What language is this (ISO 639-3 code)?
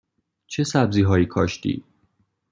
fas